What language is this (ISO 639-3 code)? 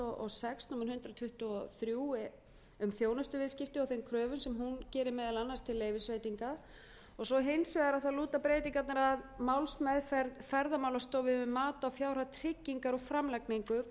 isl